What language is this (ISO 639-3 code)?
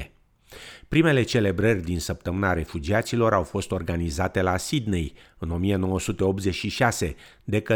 ron